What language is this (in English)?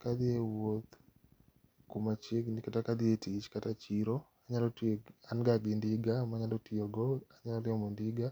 Luo (Kenya and Tanzania)